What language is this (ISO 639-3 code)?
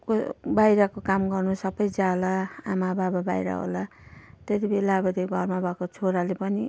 nep